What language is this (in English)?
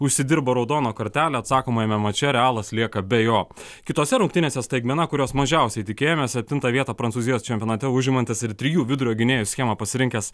Lithuanian